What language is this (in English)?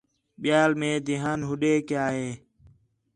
Khetrani